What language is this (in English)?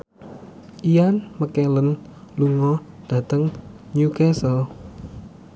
Javanese